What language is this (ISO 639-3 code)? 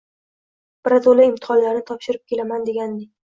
uzb